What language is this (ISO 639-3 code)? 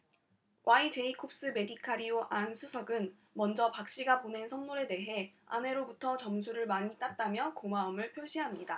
kor